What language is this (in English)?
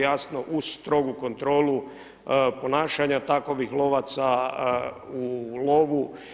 Croatian